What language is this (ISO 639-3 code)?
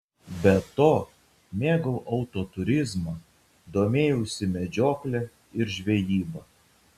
lit